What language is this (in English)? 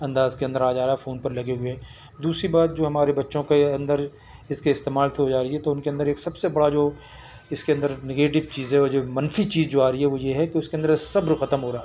Urdu